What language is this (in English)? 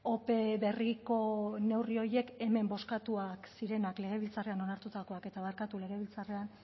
Basque